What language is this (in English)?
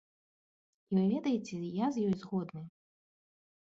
Belarusian